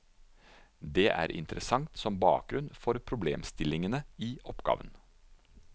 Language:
Norwegian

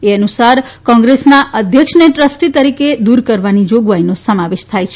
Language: Gujarati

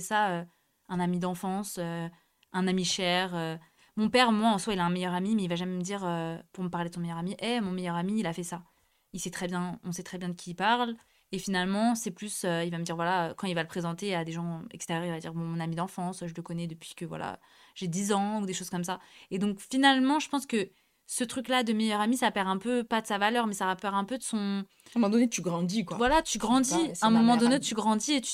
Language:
French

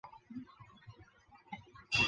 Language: Chinese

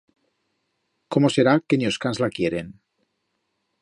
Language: Aragonese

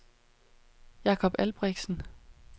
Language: Danish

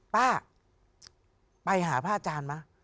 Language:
Thai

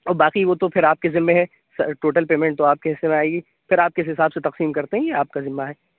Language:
Urdu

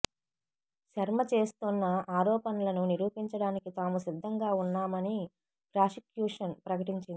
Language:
Telugu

